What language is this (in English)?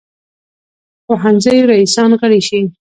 Pashto